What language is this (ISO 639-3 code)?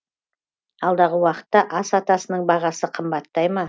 kaz